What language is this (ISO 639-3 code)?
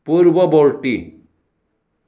asm